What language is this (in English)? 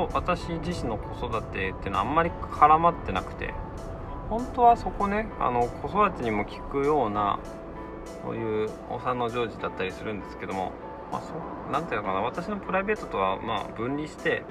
Japanese